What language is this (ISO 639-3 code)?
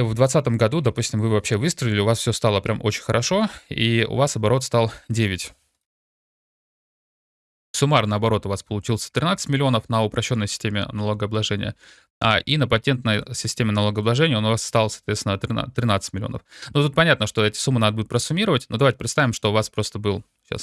rus